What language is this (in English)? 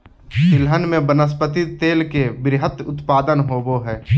Magahi